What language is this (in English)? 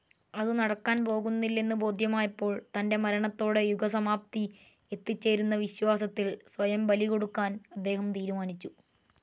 Malayalam